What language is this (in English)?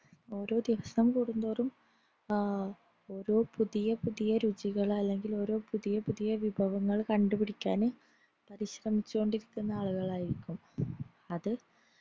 Malayalam